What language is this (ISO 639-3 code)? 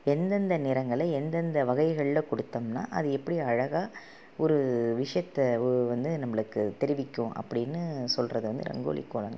tam